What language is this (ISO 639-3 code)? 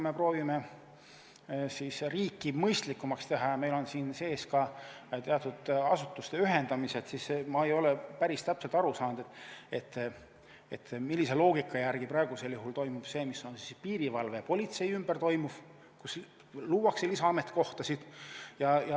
est